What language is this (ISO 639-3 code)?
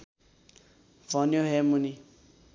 nep